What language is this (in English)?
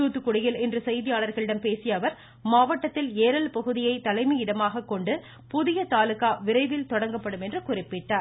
Tamil